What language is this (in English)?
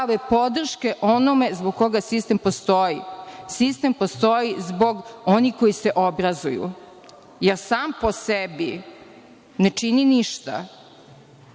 Serbian